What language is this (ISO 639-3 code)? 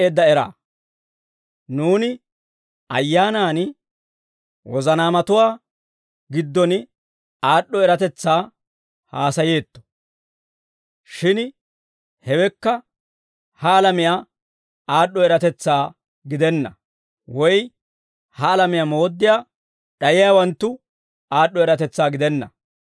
dwr